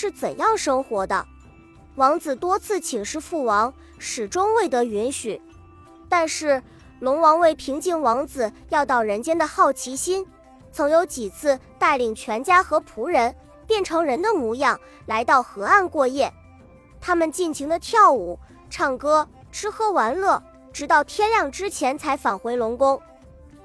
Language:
Chinese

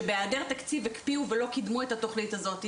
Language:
Hebrew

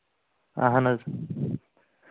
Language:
Kashmiri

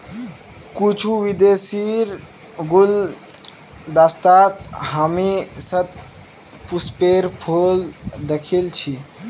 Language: Magahi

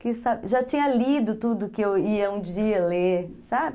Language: Portuguese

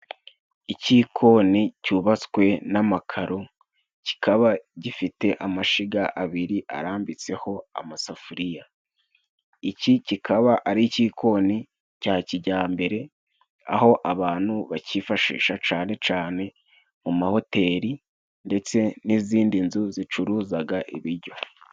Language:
Kinyarwanda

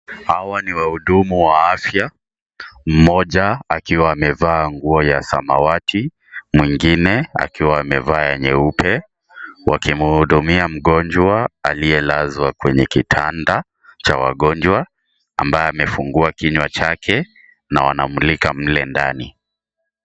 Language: Swahili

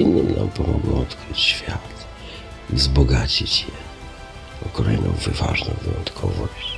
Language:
Polish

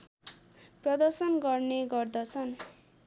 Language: Nepali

